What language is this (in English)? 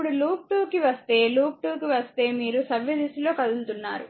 Telugu